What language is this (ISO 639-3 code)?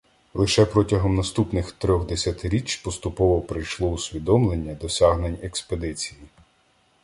ukr